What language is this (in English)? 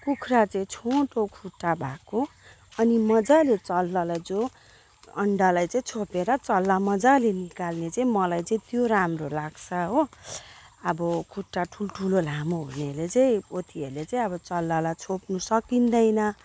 Nepali